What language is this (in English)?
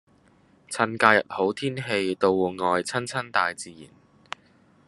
Cantonese